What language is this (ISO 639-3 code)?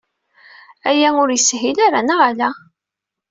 kab